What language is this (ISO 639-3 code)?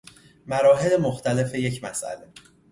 fas